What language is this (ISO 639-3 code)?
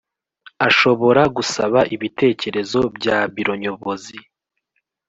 kin